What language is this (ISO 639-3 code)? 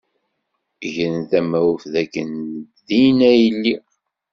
kab